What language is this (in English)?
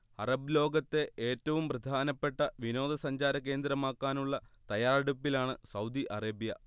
Malayalam